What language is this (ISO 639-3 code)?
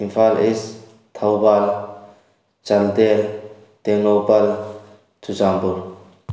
mni